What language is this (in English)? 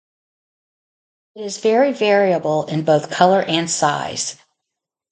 English